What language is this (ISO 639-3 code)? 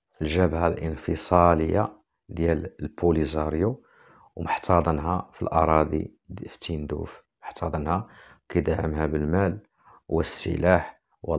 ara